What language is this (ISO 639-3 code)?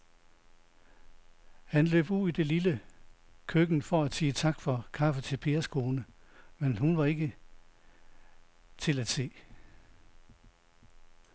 dan